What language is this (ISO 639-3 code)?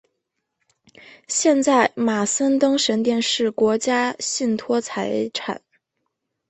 zho